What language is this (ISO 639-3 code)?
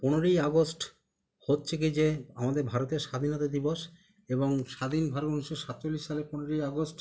ben